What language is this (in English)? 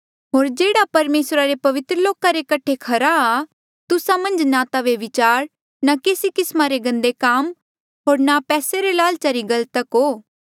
Mandeali